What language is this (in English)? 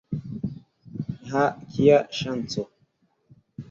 Esperanto